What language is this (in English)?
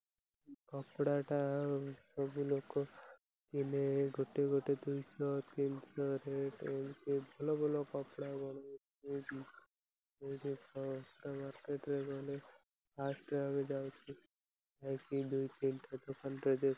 Odia